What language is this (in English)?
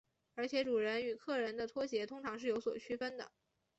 Chinese